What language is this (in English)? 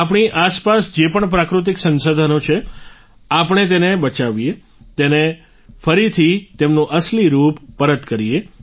Gujarati